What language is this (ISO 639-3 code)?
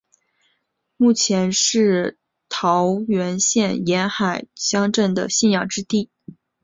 zho